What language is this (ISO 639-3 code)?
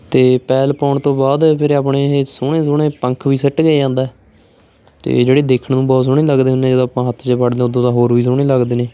pan